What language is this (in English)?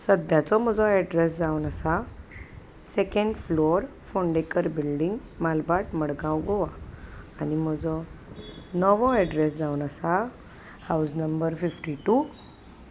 Konkani